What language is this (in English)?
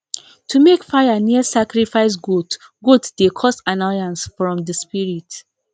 Nigerian Pidgin